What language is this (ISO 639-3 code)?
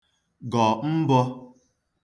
ibo